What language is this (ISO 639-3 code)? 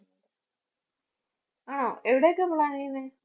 mal